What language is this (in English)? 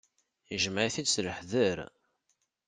Kabyle